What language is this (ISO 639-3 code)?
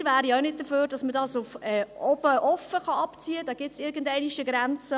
gsw